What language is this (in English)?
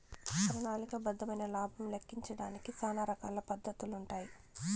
Telugu